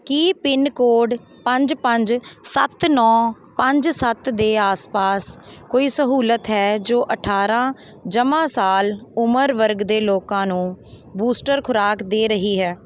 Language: Punjabi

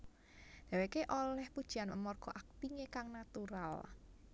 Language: Javanese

